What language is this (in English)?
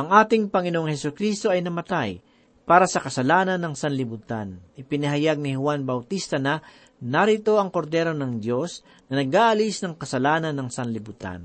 Filipino